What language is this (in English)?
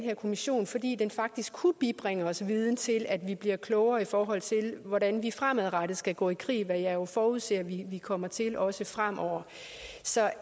Danish